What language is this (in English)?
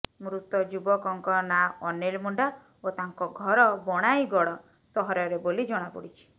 Odia